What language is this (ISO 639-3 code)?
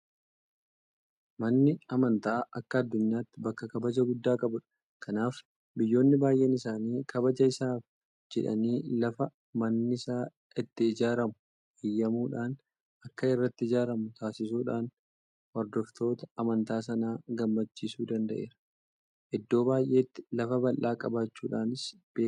orm